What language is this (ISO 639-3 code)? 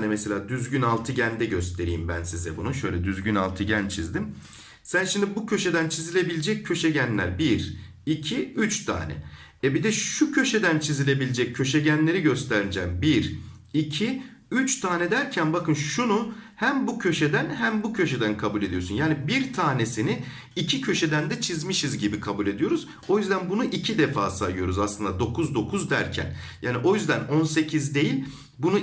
tur